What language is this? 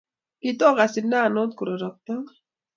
Kalenjin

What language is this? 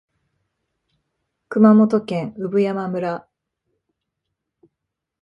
Japanese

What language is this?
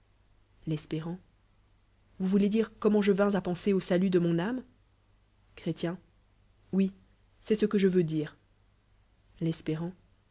French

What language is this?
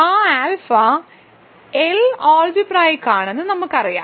Malayalam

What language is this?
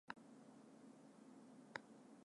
Japanese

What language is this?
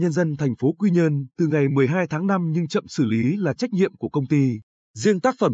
Vietnamese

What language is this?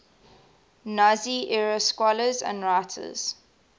English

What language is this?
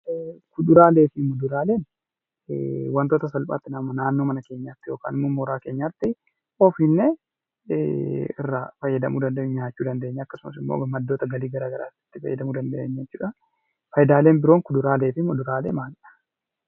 Oromo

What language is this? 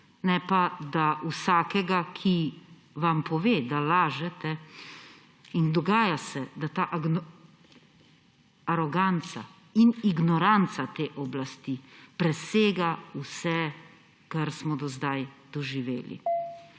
Slovenian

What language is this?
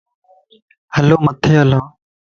Lasi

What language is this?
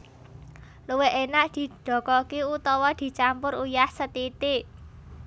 Javanese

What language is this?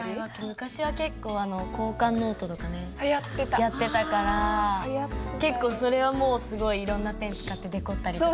Japanese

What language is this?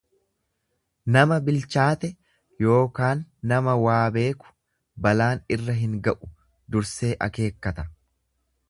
Oromo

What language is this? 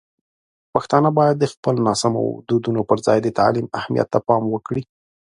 Pashto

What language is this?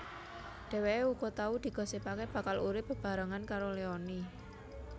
Javanese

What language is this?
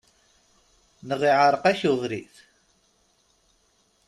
Kabyle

